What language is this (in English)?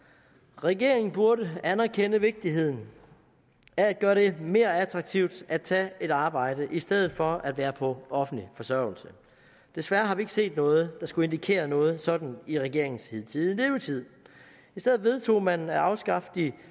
Danish